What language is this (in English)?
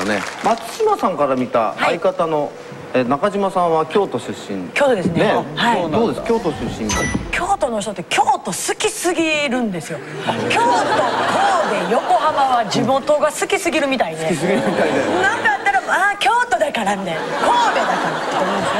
Japanese